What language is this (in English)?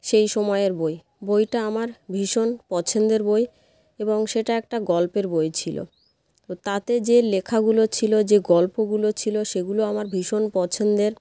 Bangla